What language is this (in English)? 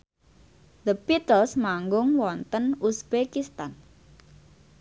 Javanese